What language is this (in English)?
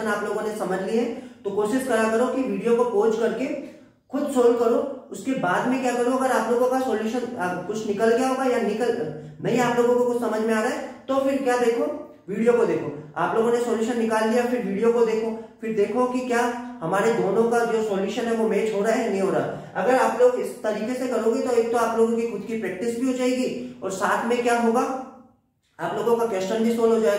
Hindi